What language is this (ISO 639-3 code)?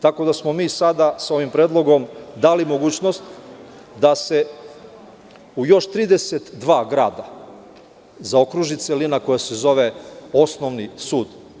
srp